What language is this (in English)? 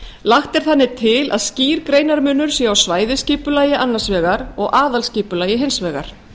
Icelandic